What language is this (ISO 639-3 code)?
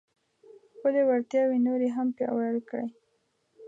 pus